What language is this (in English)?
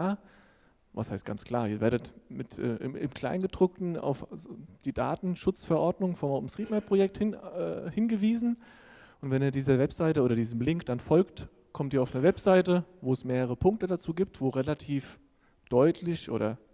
German